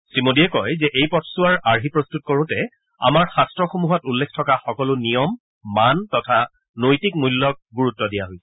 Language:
Assamese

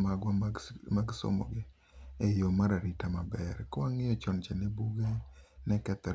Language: Luo (Kenya and Tanzania)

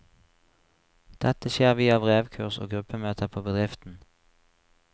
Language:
Norwegian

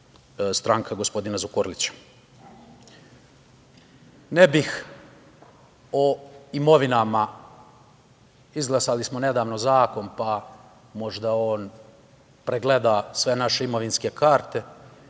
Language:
Serbian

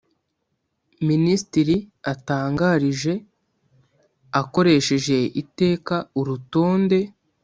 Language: Kinyarwanda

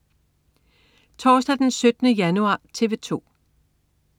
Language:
Danish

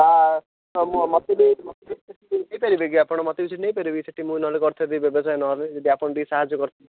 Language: Odia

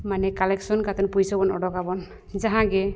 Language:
Santali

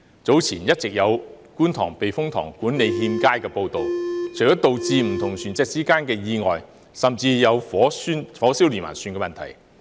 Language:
Cantonese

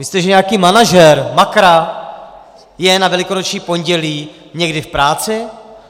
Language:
Czech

